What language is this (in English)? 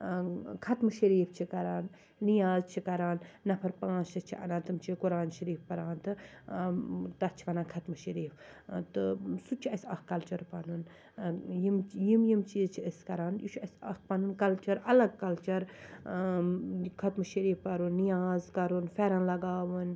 Kashmiri